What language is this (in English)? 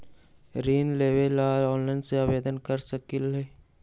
Magahi